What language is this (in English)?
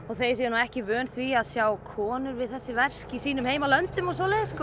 Icelandic